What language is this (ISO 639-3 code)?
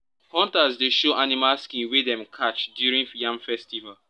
pcm